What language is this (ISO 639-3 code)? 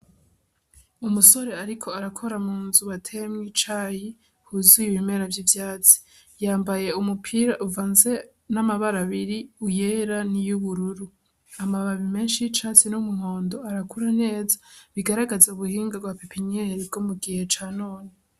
run